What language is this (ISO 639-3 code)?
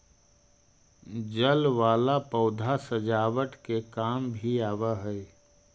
mag